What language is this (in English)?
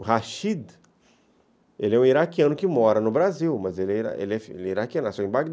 Portuguese